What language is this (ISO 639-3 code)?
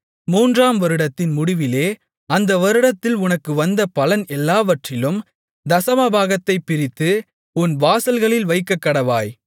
tam